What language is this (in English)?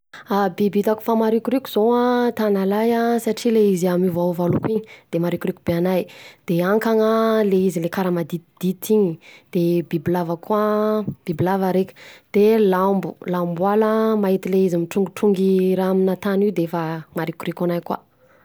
Southern Betsimisaraka Malagasy